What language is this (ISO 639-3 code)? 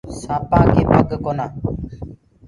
ggg